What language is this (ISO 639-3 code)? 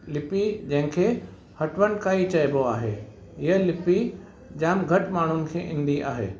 snd